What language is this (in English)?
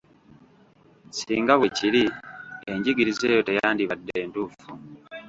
Ganda